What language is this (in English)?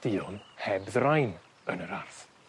Welsh